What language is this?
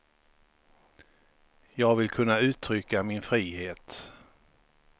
Swedish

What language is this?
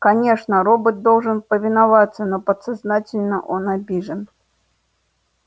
Russian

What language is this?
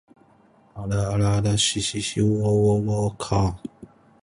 Korean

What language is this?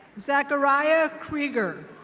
English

